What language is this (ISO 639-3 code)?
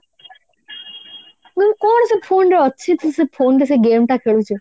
ori